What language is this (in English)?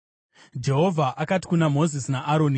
Shona